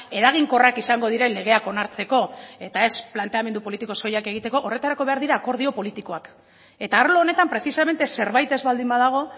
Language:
Basque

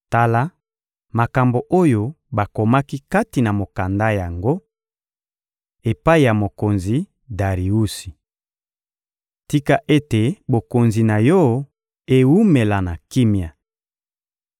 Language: Lingala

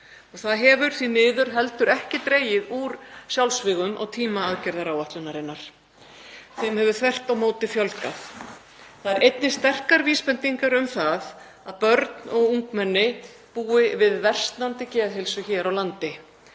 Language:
Icelandic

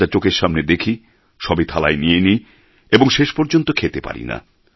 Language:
Bangla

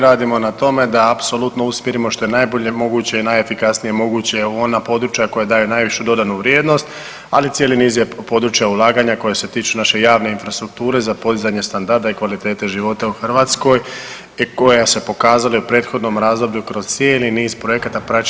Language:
Croatian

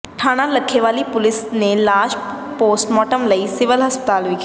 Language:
Punjabi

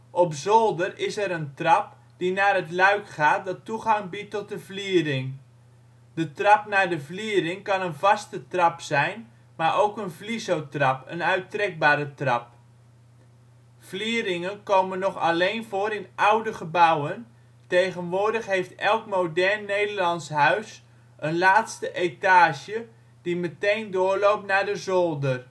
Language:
Dutch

